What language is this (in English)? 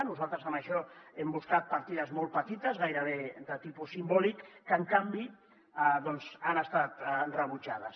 Catalan